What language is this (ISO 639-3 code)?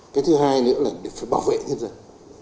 vie